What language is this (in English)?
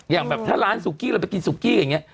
Thai